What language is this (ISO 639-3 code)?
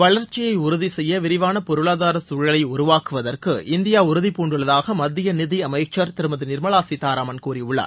tam